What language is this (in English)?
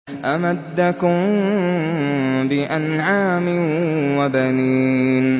Arabic